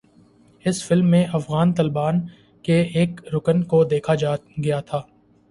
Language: Urdu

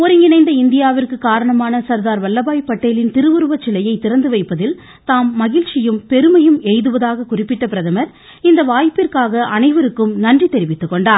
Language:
Tamil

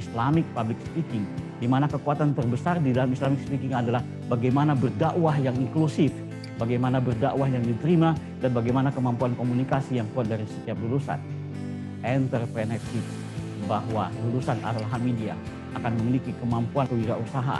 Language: Indonesian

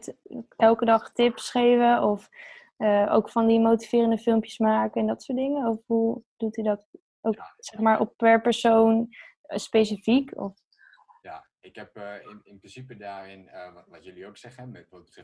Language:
Dutch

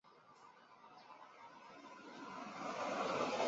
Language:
Chinese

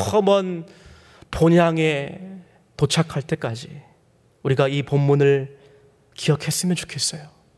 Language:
Korean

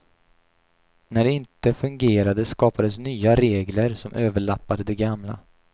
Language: Swedish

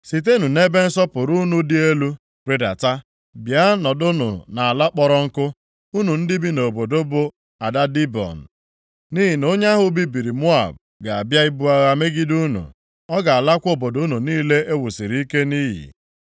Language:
Igbo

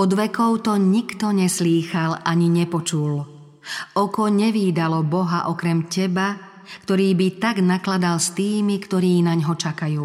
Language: Slovak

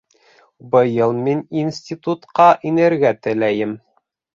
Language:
Bashkir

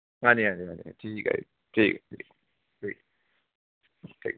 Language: Punjabi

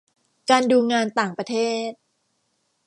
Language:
Thai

